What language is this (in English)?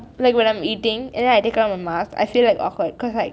English